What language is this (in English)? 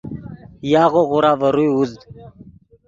Yidgha